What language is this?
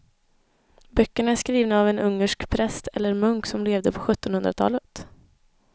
Swedish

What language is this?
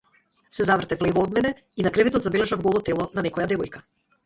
Macedonian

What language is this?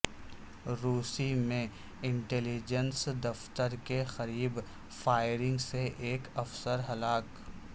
Urdu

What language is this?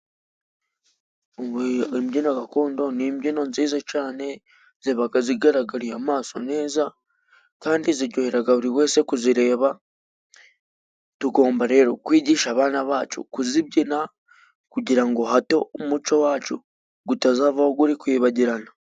Kinyarwanda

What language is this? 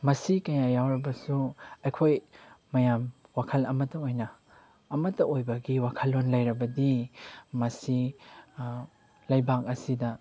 Manipuri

